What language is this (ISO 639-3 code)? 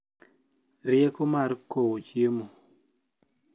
luo